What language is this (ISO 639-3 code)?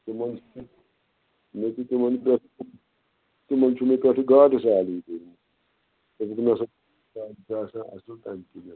kas